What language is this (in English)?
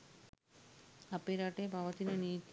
Sinhala